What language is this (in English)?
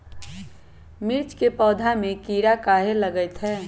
Magahi